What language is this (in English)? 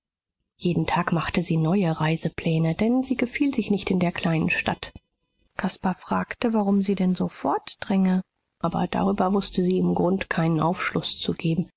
German